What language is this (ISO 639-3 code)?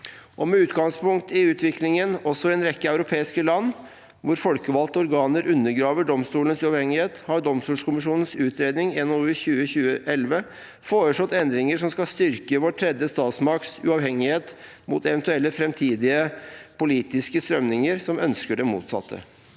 nor